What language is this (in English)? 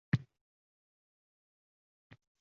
Uzbek